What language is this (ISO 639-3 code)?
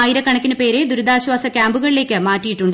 mal